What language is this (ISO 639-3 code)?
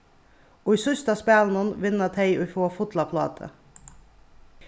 fao